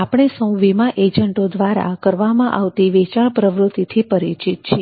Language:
Gujarati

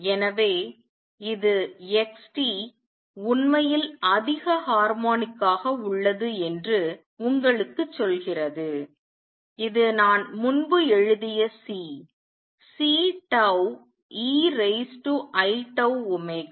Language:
Tamil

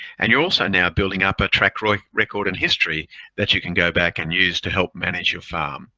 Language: English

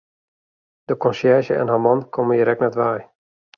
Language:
Western Frisian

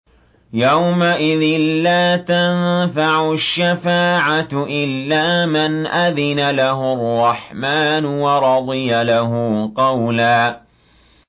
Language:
Arabic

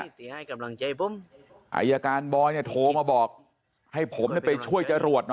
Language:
Thai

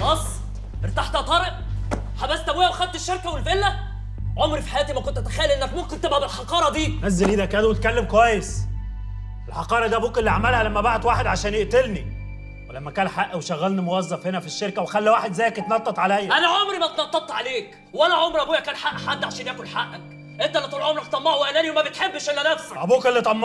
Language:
Arabic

